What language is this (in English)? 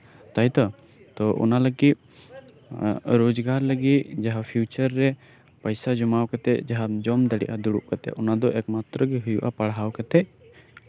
Santali